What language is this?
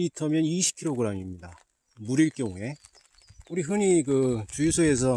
Korean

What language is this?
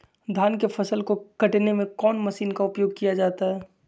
Magahi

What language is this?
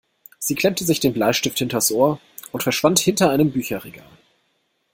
German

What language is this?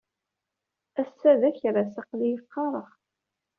Kabyle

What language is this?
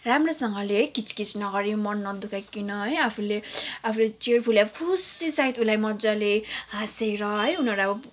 Nepali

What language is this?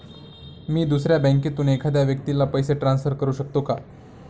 Marathi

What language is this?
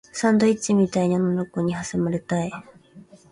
Japanese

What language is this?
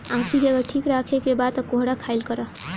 Bhojpuri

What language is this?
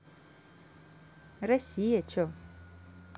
Russian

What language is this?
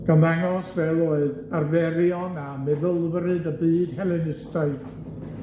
Welsh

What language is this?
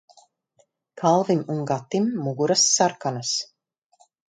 Latvian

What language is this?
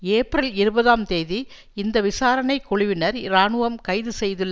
Tamil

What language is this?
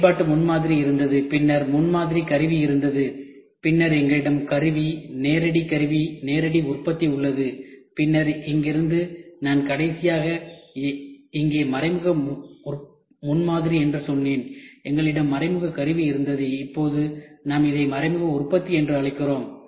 Tamil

